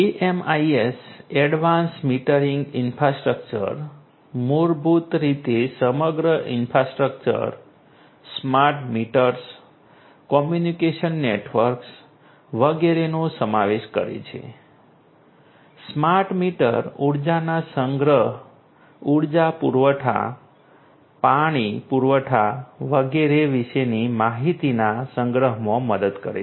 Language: Gujarati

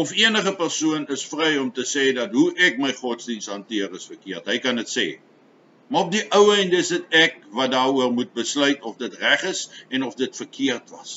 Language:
Dutch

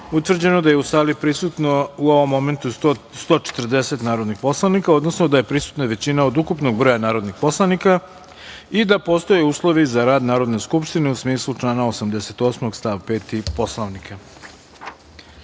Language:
Serbian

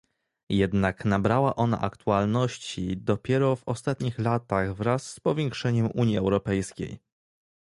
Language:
Polish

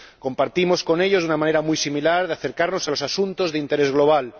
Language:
Spanish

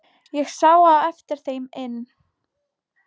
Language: Icelandic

